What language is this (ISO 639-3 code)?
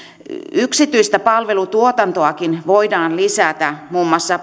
fin